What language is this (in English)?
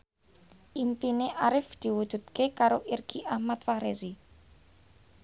Javanese